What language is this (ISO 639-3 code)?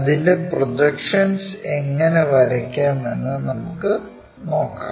mal